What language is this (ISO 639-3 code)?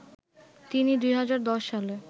ben